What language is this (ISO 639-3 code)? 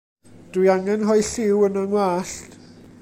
cym